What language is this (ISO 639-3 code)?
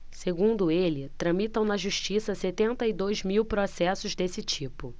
por